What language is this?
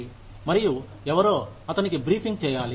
Telugu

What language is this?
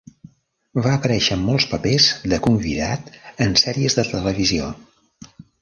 Catalan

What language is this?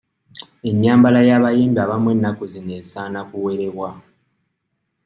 Ganda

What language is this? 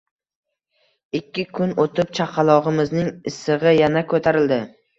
Uzbek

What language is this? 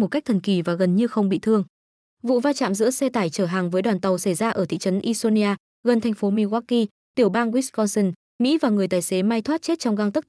Vietnamese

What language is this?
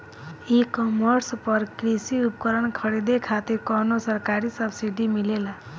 Bhojpuri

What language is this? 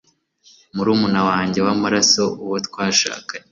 Kinyarwanda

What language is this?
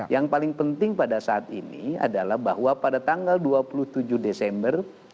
Indonesian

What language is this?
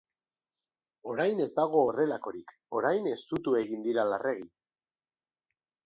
Basque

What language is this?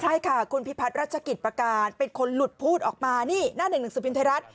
Thai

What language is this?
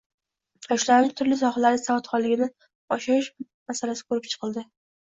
Uzbek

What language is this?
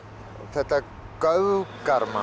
Icelandic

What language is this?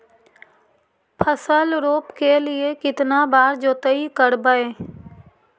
Magahi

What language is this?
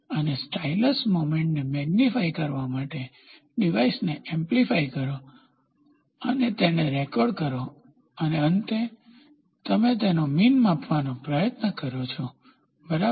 Gujarati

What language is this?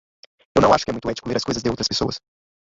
Portuguese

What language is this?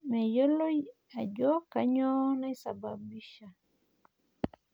Masai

